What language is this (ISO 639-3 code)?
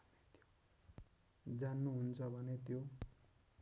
nep